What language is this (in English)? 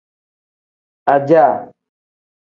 Tem